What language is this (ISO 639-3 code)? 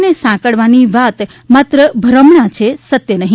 guj